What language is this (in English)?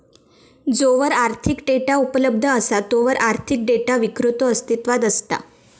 Marathi